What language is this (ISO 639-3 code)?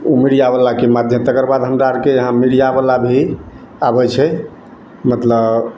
mai